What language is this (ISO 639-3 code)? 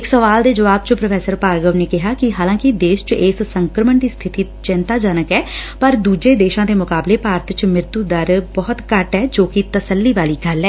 pan